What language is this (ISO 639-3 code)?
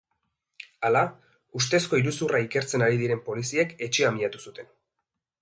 eus